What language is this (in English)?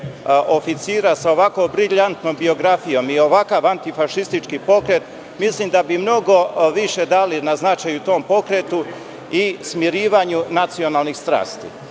Serbian